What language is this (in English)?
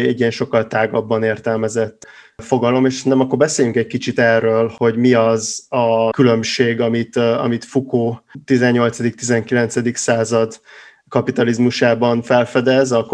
Hungarian